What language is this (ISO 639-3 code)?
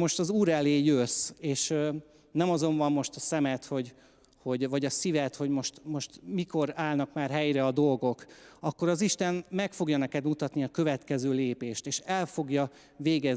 hun